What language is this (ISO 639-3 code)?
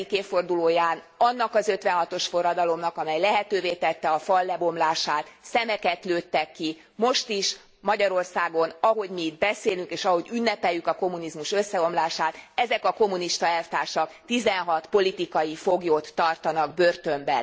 hun